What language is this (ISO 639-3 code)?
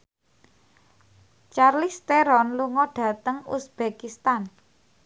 jav